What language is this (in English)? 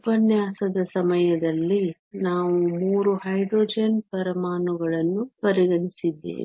Kannada